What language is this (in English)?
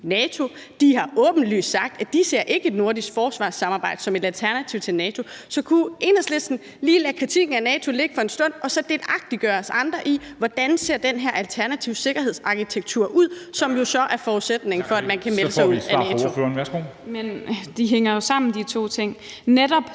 Danish